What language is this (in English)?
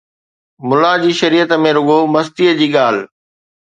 Sindhi